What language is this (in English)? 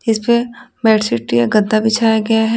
Hindi